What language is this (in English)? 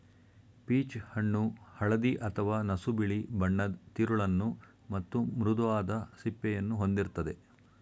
Kannada